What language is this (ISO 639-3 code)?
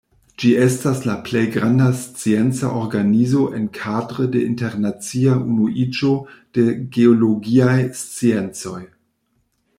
epo